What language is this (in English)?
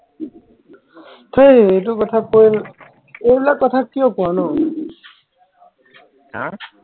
Assamese